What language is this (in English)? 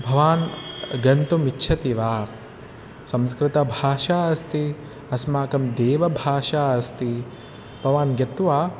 Sanskrit